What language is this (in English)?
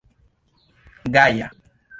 Esperanto